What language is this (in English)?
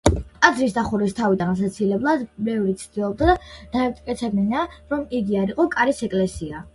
Georgian